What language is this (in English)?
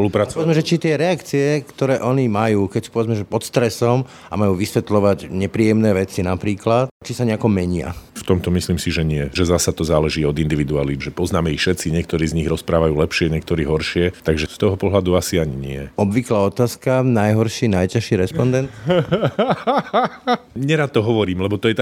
Slovak